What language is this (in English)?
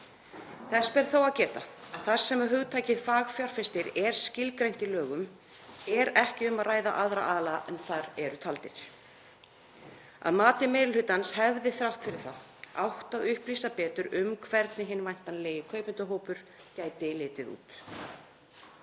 Icelandic